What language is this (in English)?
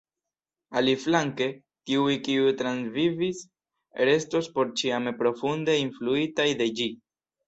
Esperanto